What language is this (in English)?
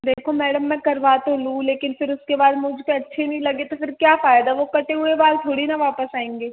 Hindi